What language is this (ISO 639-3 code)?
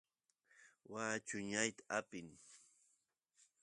qus